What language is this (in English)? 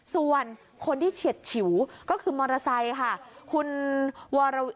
Thai